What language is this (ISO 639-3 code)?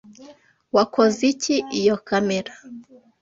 kin